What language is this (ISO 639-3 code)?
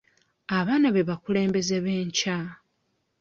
lug